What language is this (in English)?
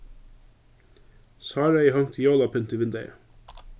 Faroese